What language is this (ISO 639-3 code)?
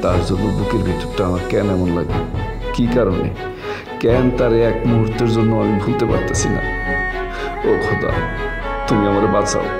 ben